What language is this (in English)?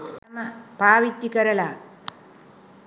Sinhala